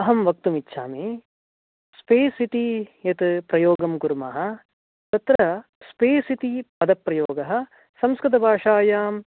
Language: Sanskrit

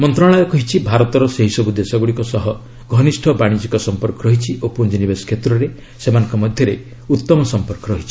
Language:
Odia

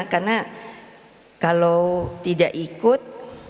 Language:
Indonesian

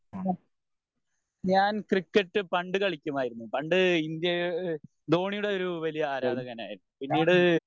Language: Malayalam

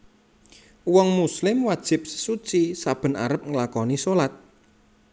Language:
Javanese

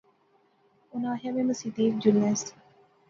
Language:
Pahari-Potwari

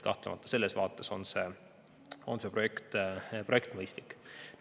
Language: Estonian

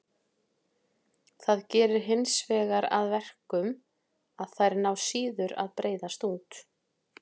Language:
Icelandic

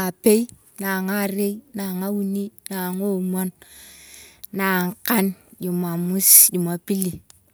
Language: Turkana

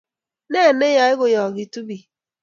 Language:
Kalenjin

